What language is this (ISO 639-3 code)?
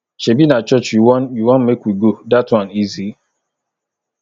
pcm